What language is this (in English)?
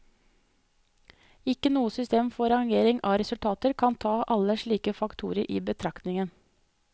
Norwegian